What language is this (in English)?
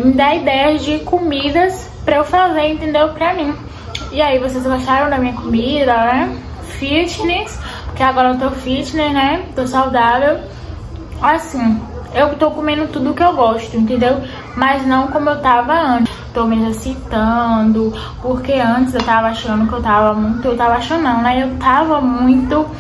Portuguese